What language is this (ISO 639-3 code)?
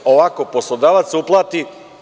srp